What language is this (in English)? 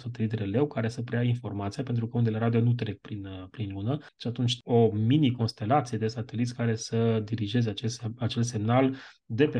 Romanian